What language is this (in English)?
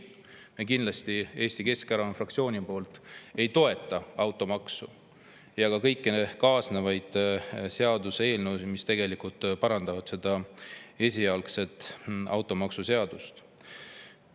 Estonian